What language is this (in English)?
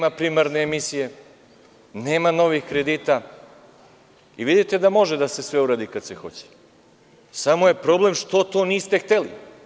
Serbian